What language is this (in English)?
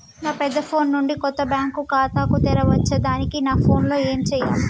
Telugu